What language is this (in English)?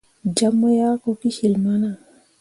Mundang